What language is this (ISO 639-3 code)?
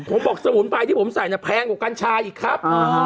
tha